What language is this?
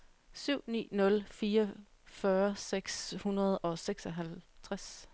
Danish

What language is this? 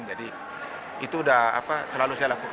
Indonesian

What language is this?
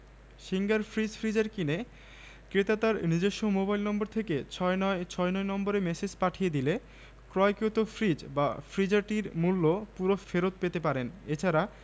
Bangla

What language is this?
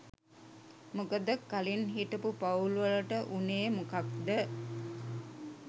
Sinhala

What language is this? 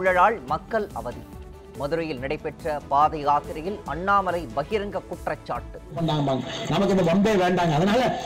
Tamil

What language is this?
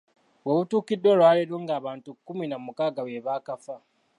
Ganda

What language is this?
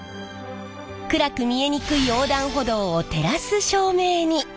Japanese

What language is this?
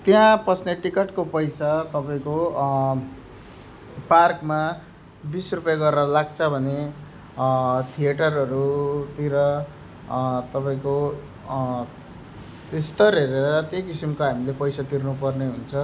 Nepali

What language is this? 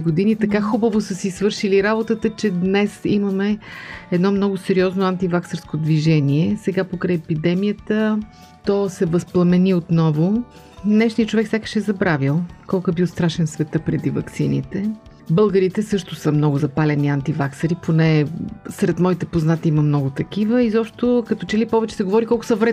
Bulgarian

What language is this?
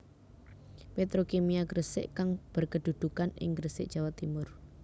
Javanese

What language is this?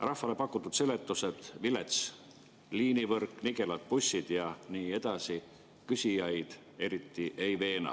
Estonian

